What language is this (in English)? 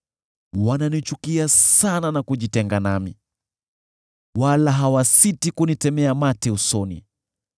Swahili